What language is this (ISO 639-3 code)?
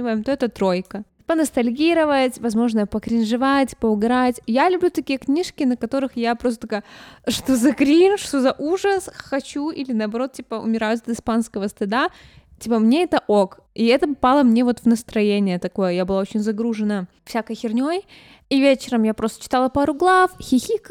rus